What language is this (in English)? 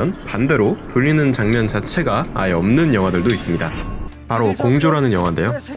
Korean